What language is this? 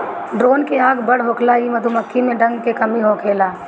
Bhojpuri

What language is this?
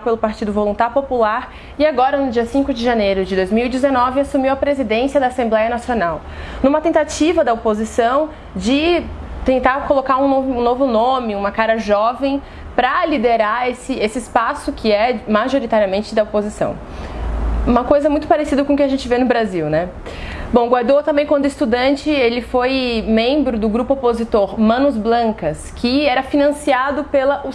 Portuguese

